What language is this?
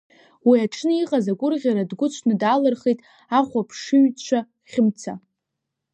Abkhazian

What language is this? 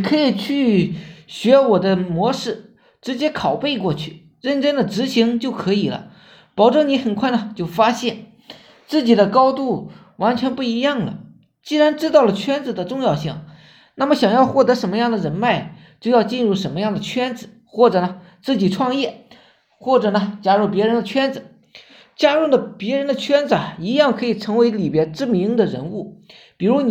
Chinese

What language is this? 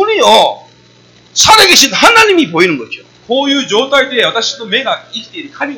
Korean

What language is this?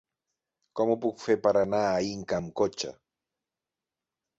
Catalan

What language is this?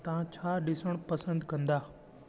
Sindhi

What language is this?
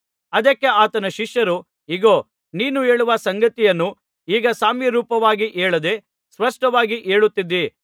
Kannada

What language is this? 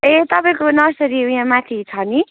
Nepali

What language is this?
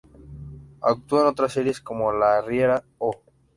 Spanish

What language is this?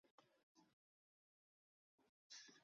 Chinese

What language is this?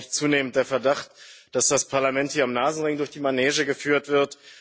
German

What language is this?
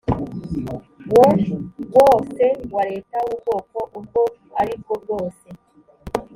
Kinyarwanda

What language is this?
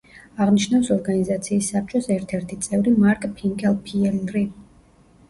Georgian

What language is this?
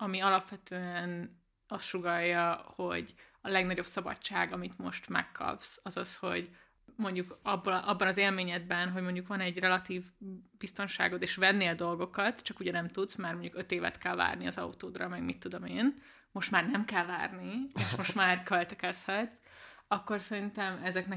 Hungarian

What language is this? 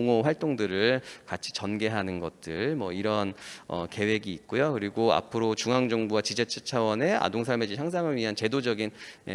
Korean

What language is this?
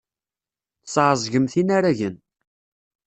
Kabyle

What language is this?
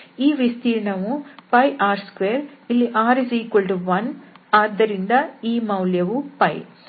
Kannada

